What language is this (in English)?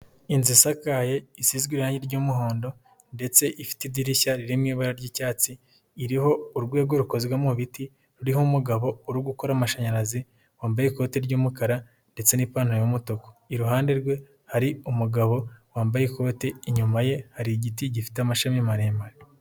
Kinyarwanda